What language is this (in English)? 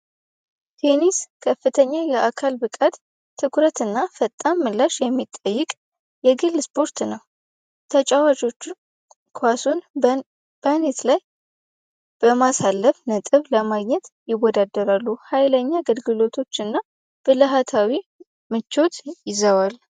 Amharic